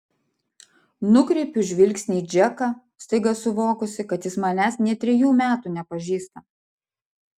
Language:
Lithuanian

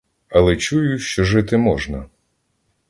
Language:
Ukrainian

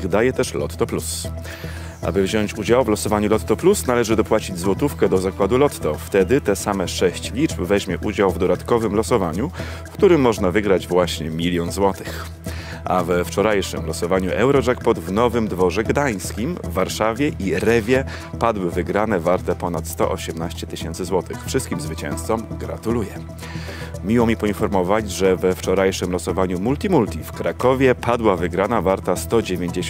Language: Polish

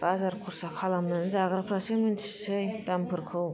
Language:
Bodo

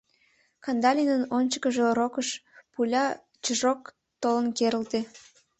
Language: Mari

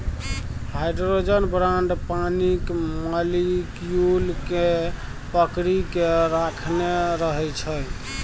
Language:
Maithili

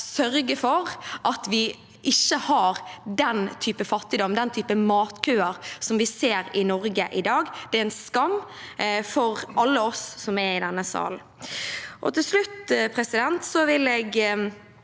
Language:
Norwegian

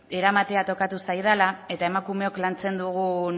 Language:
Basque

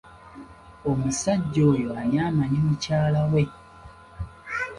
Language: Ganda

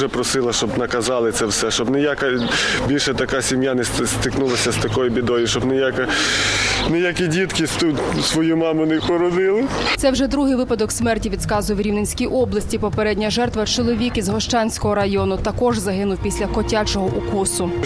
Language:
Ukrainian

